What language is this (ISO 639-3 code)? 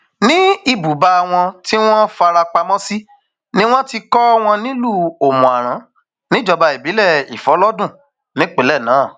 yor